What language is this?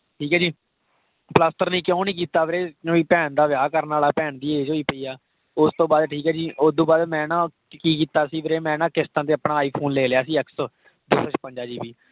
Punjabi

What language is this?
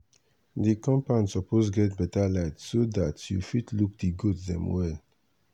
Nigerian Pidgin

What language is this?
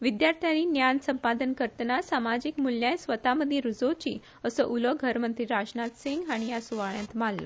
Konkani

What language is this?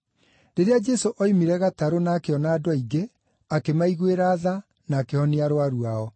Kikuyu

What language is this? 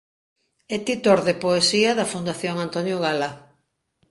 Galician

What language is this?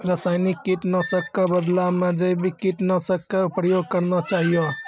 Maithili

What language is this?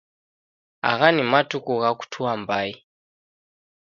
Taita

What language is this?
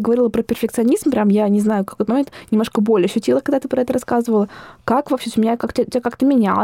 Russian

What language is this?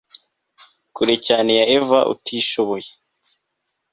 Kinyarwanda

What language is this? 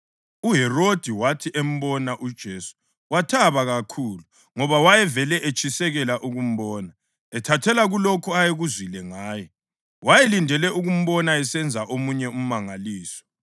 North Ndebele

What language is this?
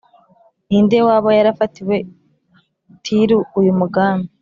Kinyarwanda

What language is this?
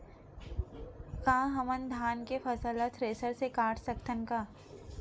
Chhattisgarhi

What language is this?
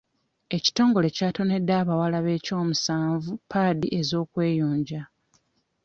Ganda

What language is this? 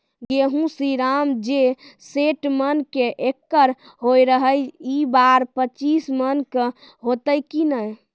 Maithili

